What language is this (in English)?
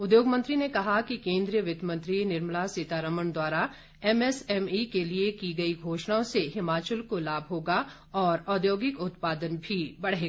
Hindi